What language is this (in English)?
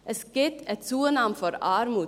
Swiss German